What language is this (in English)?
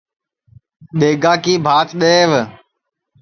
Sansi